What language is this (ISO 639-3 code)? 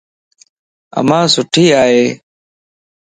lss